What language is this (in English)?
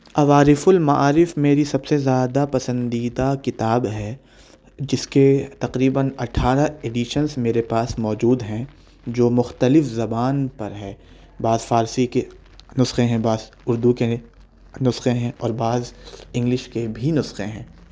Urdu